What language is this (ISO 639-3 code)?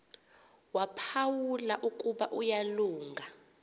xho